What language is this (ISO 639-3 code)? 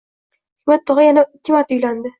uzb